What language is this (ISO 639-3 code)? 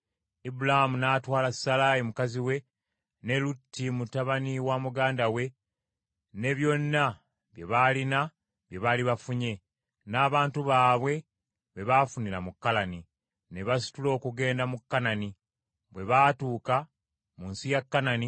lug